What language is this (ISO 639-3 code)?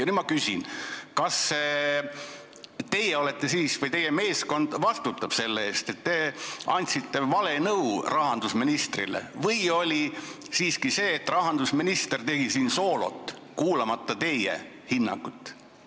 est